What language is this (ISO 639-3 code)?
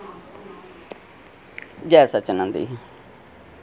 doi